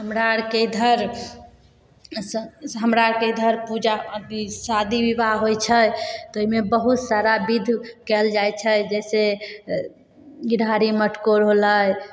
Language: Maithili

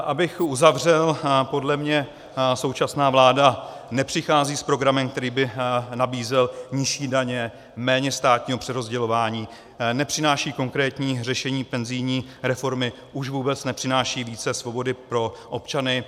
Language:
Czech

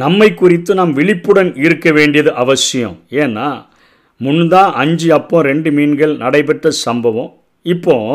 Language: Tamil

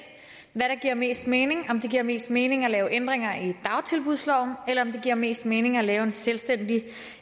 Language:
Danish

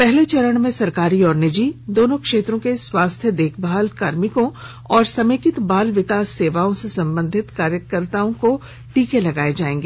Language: Hindi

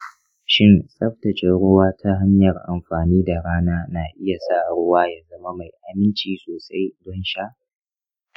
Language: Hausa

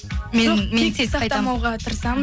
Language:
Kazakh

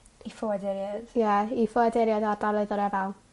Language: Welsh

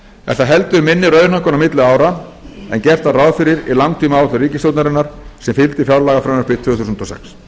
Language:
Icelandic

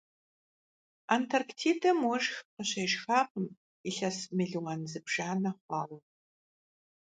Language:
Kabardian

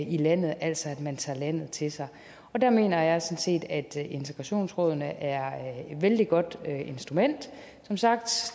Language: Danish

